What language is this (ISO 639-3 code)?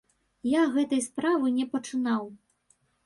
bel